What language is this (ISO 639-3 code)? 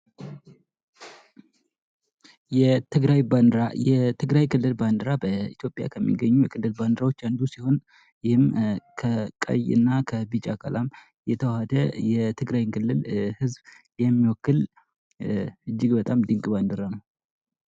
amh